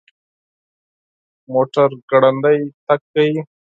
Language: Pashto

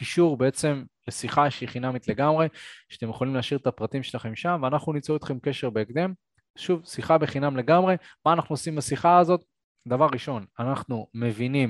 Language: Hebrew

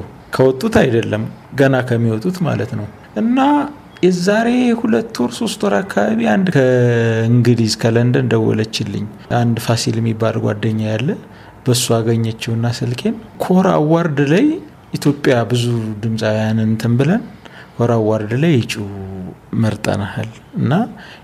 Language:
Amharic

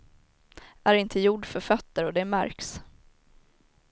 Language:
Swedish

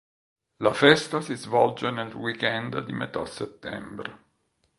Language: Italian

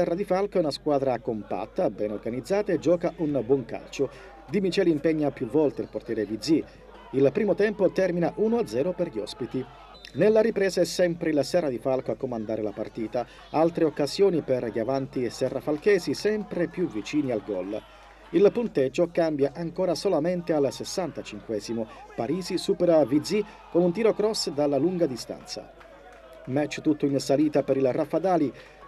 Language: Italian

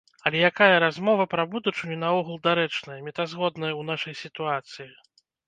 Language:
Belarusian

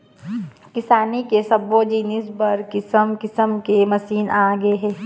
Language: Chhattisgarhi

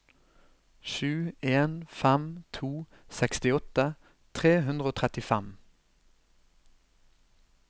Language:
Norwegian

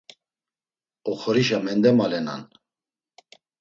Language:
Laz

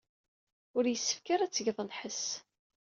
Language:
Kabyle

